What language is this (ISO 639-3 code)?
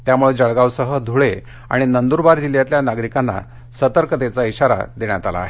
mar